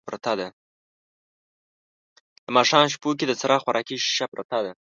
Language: Pashto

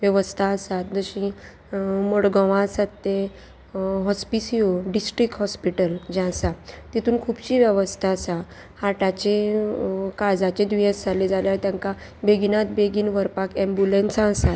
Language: Konkani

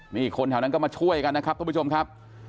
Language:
Thai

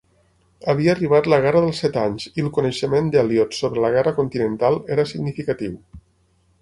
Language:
Catalan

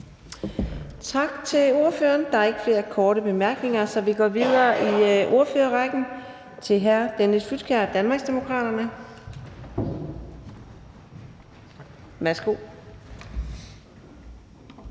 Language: Danish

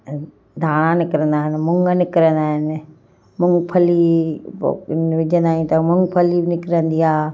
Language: Sindhi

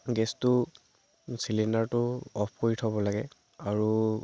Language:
Assamese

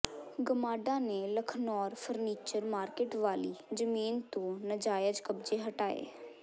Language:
Punjabi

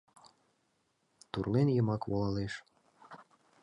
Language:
Mari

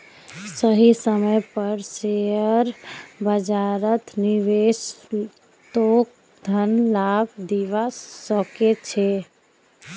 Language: Magahi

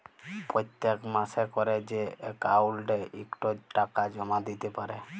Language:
Bangla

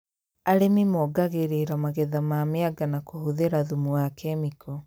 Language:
Kikuyu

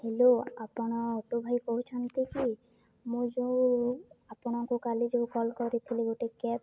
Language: Odia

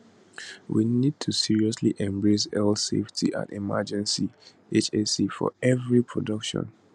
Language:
Nigerian Pidgin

